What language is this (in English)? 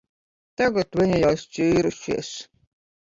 Latvian